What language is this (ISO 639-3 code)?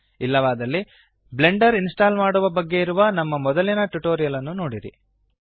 kan